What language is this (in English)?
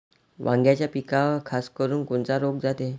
Marathi